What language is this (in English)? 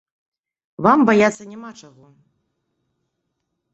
Belarusian